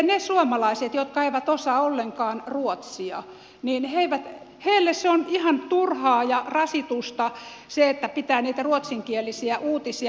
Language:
Finnish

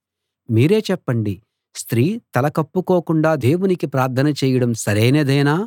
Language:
Telugu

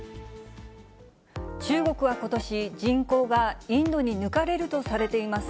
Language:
Japanese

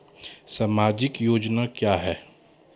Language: Maithili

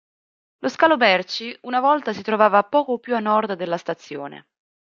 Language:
Italian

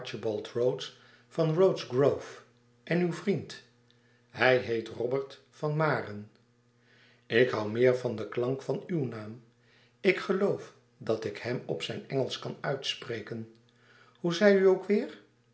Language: Dutch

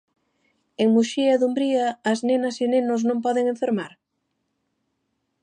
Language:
Galician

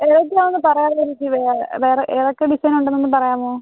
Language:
Malayalam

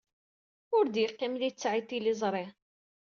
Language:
Kabyle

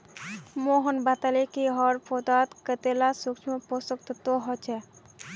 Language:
Magahi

